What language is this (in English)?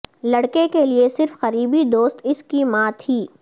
Urdu